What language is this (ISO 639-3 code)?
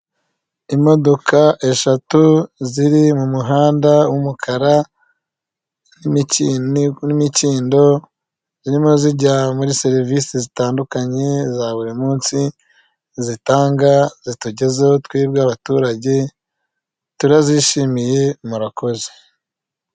kin